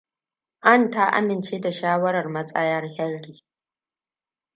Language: Hausa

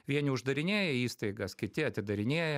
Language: Lithuanian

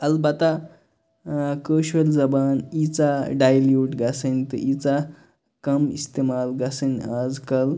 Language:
Kashmiri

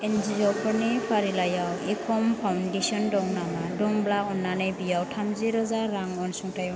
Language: Bodo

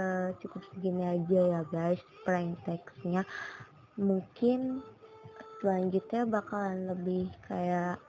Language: Indonesian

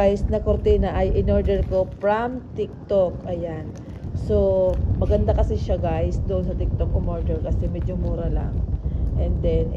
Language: Filipino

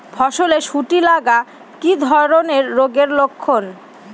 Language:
Bangla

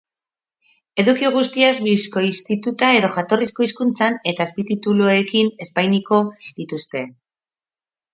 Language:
Basque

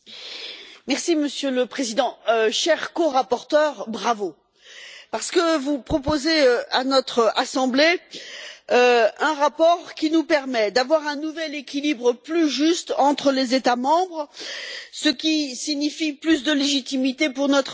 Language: French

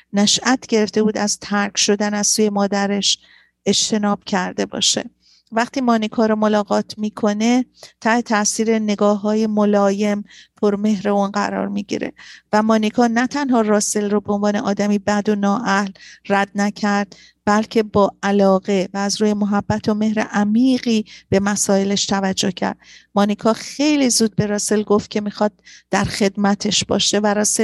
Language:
Persian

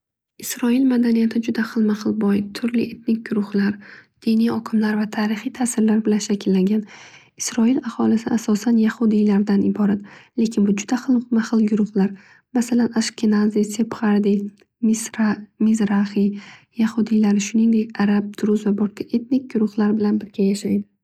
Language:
Uzbek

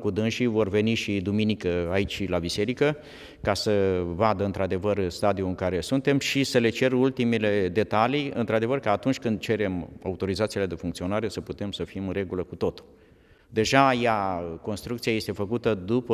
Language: Romanian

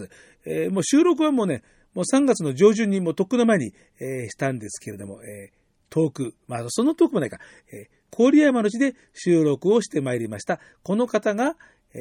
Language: Japanese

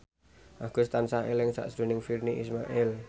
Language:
Javanese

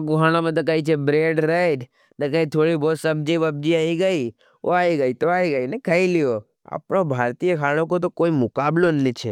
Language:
Nimadi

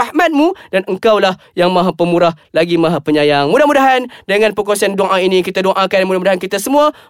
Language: Malay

